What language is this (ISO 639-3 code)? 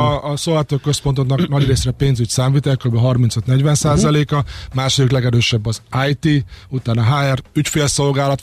hun